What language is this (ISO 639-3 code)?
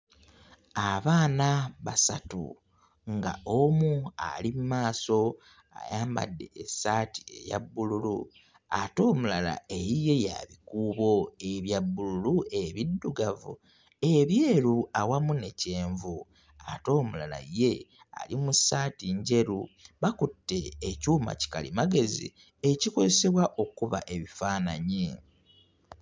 lug